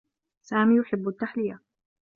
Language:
Arabic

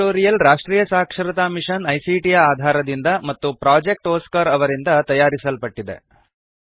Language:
Kannada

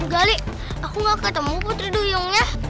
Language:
Indonesian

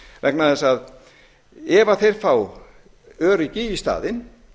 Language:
Icelandic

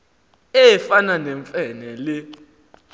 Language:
Xhosa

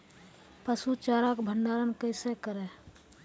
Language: Maithili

